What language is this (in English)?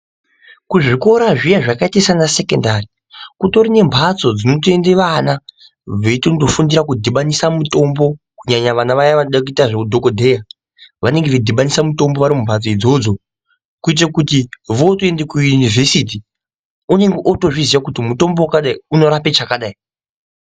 Ndau